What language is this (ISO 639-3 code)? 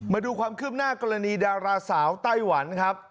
tha